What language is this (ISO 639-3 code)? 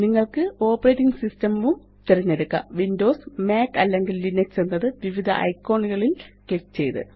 mal